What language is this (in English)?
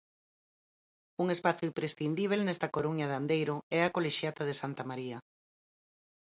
Galician